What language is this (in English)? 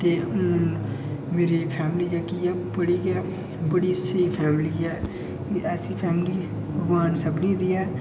Dogri